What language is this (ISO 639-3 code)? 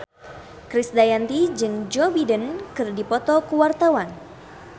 sun